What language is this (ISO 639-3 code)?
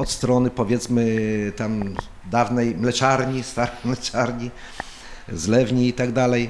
pol